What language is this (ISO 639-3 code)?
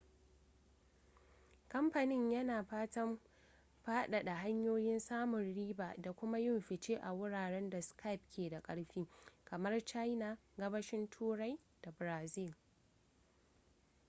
hau